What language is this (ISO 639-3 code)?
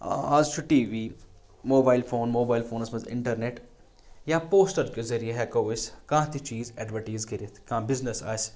kas